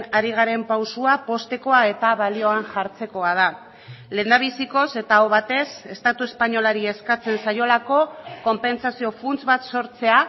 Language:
Basque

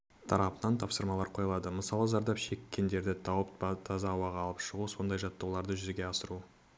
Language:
Kazakh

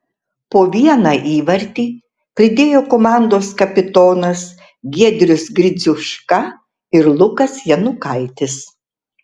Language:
Lithuanian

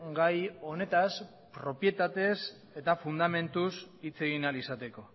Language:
Basque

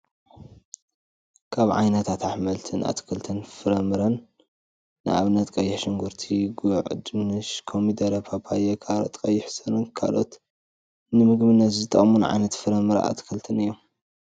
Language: Tigrinya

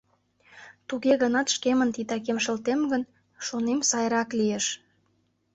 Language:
Mari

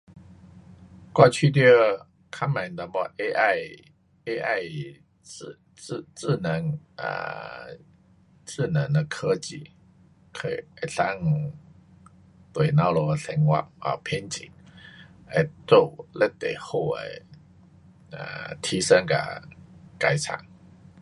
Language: Pu-Xian Chinese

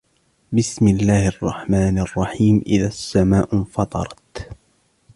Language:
Arabic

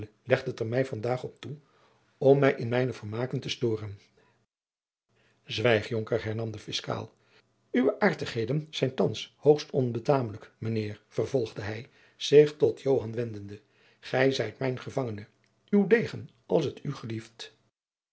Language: Dutch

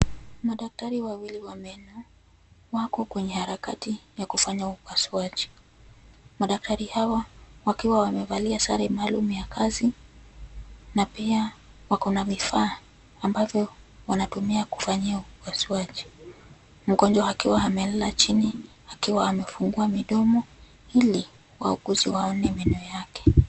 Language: Swahili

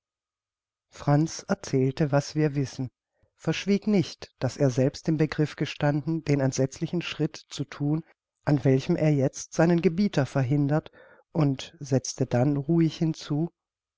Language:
German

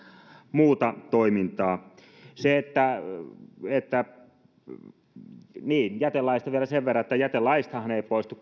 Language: Finnish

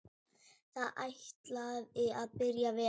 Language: Icelandic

